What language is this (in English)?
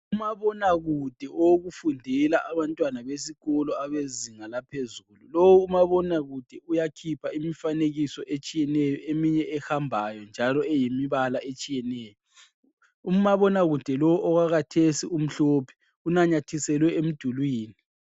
North Ndebele